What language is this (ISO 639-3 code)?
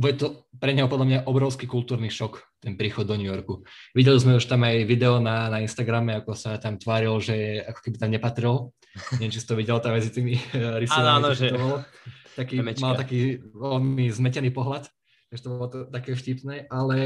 slk